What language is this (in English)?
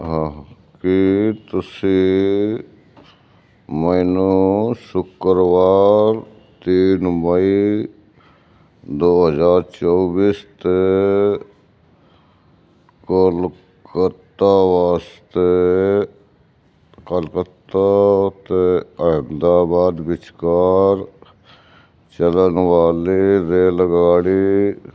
Punjabi